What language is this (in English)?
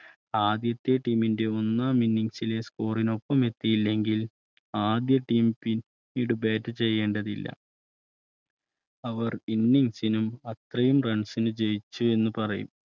Malayalam